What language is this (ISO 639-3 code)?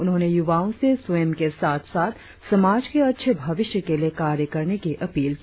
hin